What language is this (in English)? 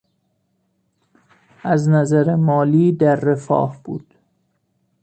Persian